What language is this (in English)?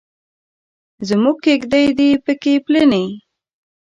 Pashto